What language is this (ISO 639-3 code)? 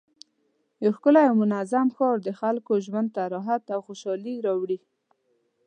pus